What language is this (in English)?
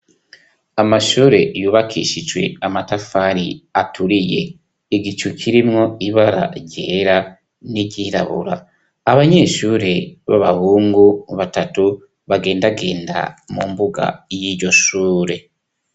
Rundi